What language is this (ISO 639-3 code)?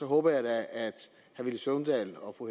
dan